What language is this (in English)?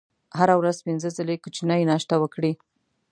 Pashto